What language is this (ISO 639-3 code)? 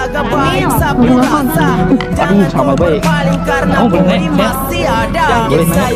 ind